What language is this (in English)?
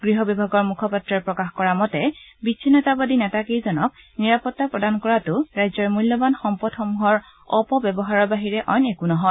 Assamese